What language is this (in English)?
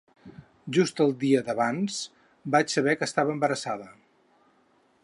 Catalan